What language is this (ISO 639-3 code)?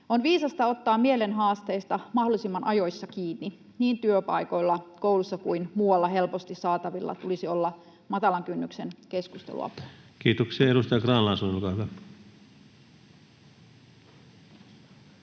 fin